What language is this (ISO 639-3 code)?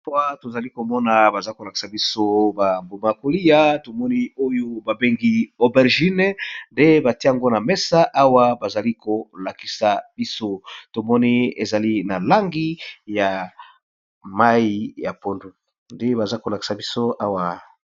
lin